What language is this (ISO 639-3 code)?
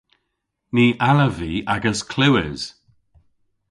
cor